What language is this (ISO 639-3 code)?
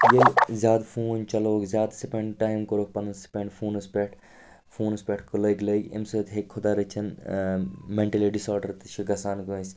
kas